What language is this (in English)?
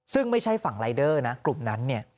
Thai